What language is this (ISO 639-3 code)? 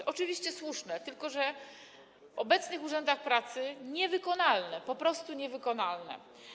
pol